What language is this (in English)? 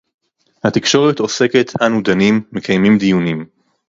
Hebrew